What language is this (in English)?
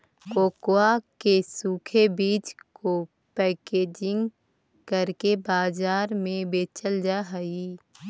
Magahi